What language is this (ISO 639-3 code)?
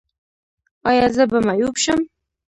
pus